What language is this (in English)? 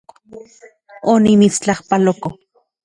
Central Puebla Nahuatl